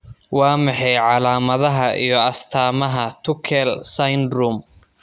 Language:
Somali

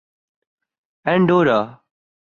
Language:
Urdu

